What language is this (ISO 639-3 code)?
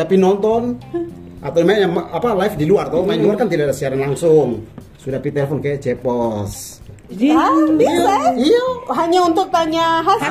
ind